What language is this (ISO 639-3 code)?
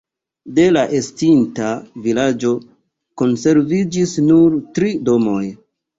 epo